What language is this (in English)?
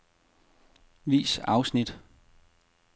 Danish